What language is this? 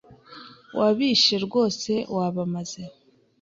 Kinyarwanda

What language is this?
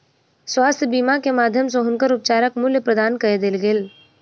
Maithili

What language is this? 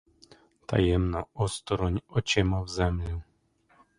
Ukrainian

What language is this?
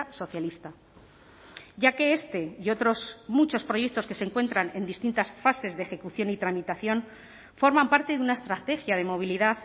Spanish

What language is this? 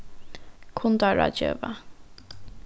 Faroese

